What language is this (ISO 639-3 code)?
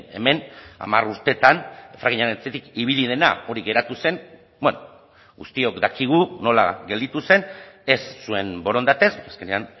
eus